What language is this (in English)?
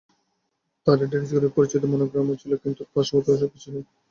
Bangla